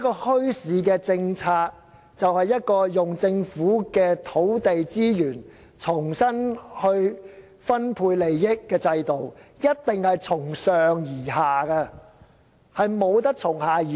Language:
Cantonese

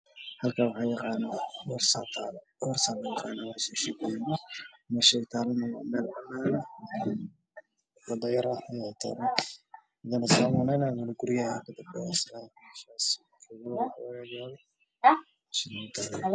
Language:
Somali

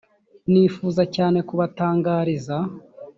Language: Kinyarwanda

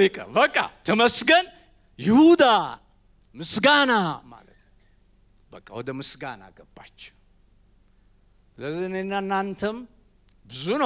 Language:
Arabic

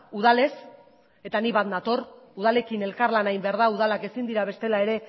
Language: Basque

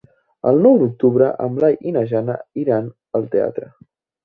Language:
Catalan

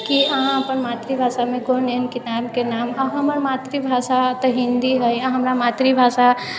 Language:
Maithili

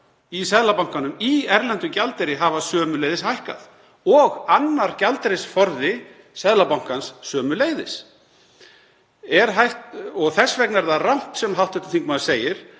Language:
Icelandic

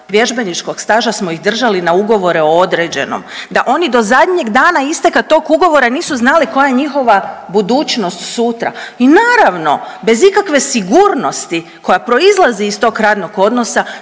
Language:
Croatian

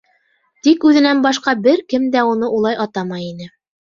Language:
Bashkir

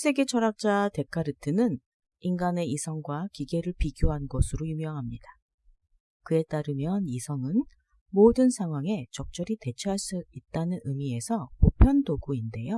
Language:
Korean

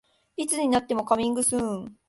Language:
Japanese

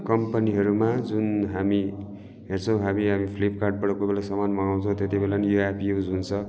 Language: Nepali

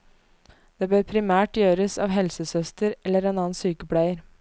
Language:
Norwegian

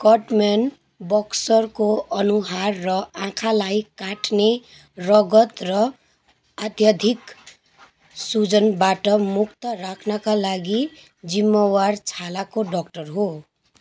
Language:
Nepali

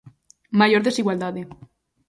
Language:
Galician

